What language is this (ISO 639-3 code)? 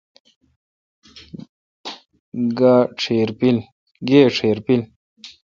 xka